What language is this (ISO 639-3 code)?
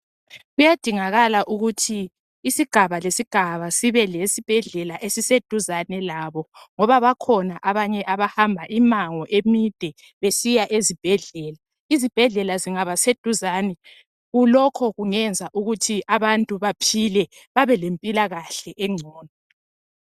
nde